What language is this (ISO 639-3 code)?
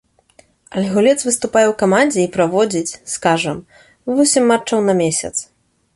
bel